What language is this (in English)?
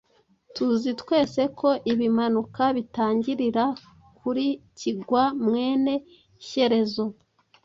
Kinyarwanda